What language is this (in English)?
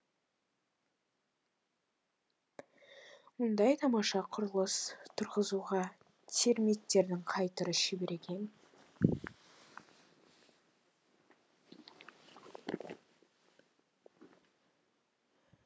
Kazakh